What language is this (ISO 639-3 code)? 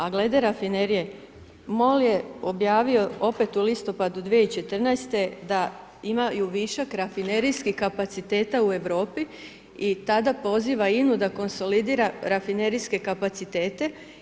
hrv